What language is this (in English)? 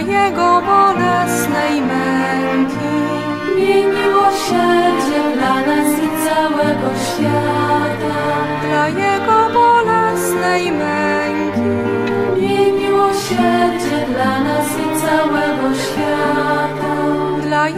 Polish